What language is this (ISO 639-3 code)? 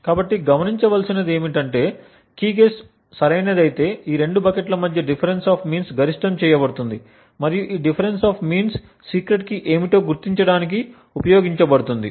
tel